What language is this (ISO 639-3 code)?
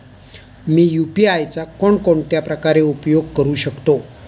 mar